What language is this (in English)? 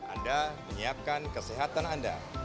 Indonesian